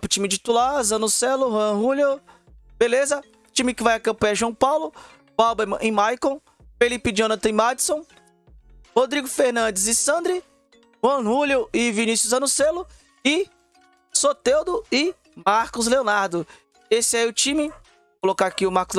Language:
Portuguese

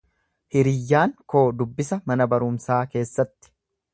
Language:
Oromo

